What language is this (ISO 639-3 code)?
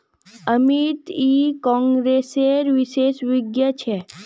mag